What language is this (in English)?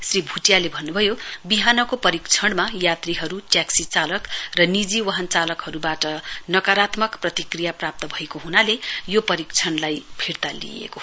Nepali